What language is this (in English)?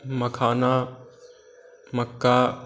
Maithili